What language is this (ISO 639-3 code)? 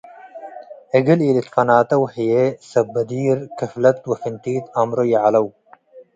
tig